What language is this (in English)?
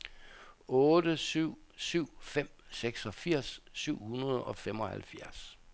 Danish